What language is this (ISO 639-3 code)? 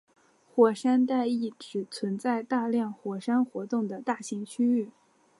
zho